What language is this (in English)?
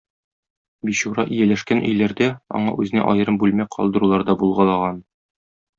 Tatar